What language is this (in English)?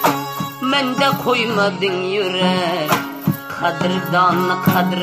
Turkish